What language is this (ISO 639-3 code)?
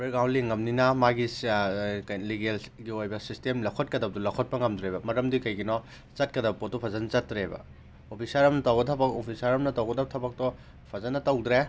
mni